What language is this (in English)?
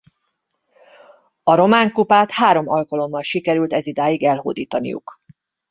Hungarian